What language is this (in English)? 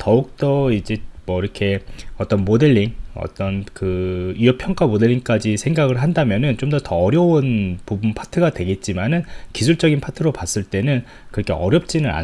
Korean